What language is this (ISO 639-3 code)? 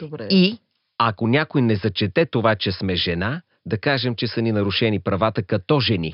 bul